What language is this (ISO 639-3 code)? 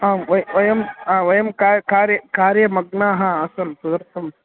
san